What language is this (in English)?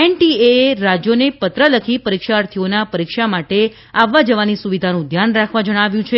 Gujarati